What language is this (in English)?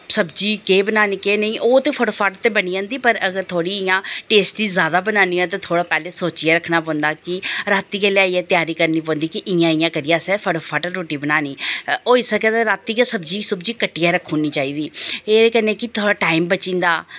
Dogri